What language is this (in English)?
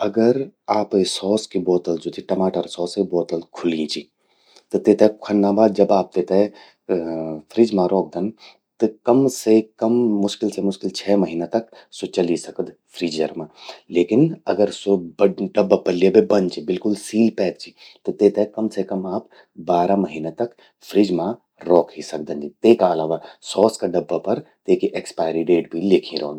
Garhwali